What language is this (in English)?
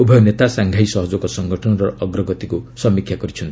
Odia